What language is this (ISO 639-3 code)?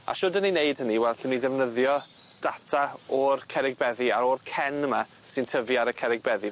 cym